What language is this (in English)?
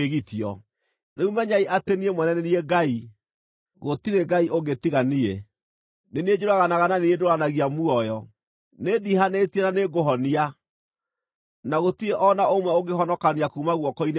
Kikuyu